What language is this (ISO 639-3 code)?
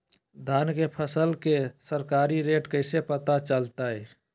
mag